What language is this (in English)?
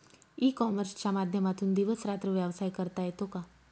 Marathi